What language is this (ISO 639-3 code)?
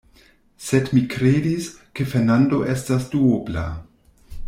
epo